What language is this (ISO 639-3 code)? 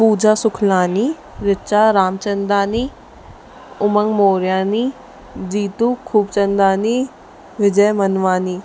snd